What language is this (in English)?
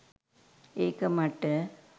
Sinhala